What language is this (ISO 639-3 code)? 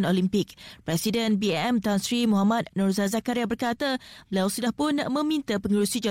msa